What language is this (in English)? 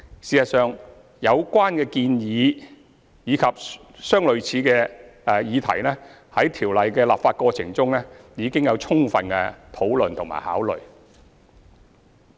Cantonese